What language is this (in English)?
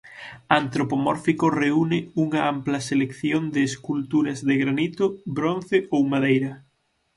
Galician